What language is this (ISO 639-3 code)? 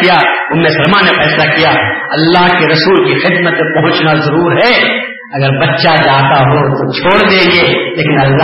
urd